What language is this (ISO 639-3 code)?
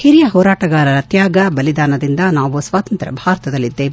kan